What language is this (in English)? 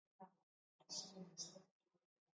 Basque